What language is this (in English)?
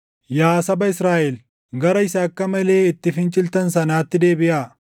Oromo